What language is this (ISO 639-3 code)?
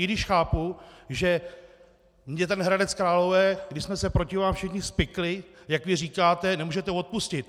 ces